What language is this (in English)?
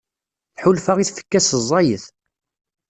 Kabyle